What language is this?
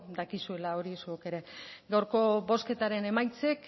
Basque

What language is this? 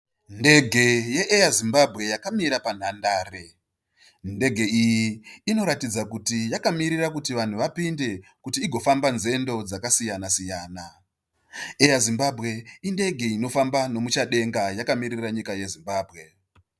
Shona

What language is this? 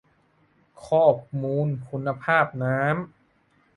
Thai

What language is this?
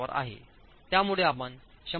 Marathi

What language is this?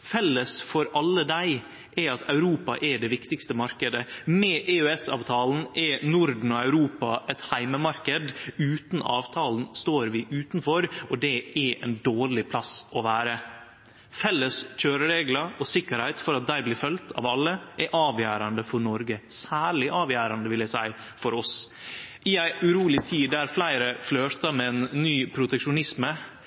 Norwegian Nynorsk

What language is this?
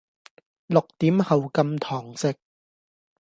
Cantonese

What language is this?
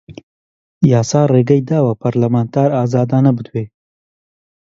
Central Kurdish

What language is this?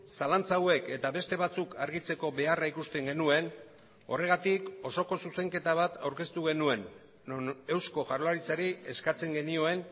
Basque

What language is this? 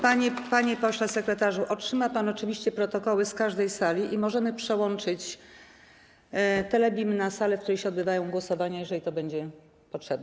Polish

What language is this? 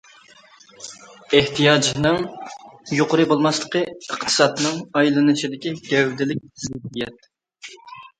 Uyghur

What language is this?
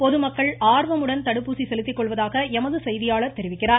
Tamil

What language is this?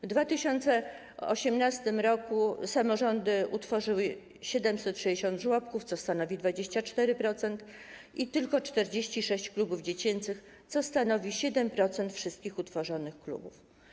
Polish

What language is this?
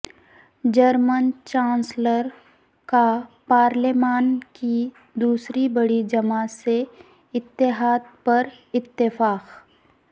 Urdu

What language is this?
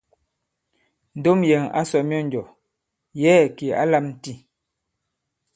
Bankon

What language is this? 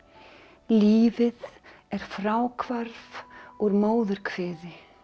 Icelandic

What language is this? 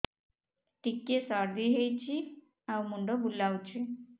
Odia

